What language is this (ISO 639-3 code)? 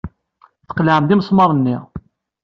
kab